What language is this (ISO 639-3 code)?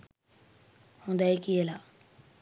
sin